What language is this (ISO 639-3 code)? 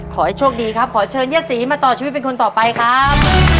tha